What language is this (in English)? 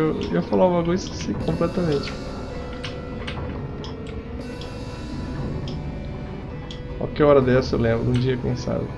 Portuguese